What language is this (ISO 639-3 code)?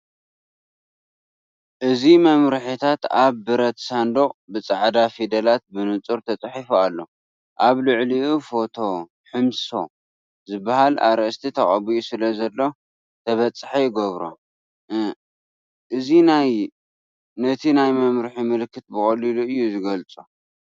tir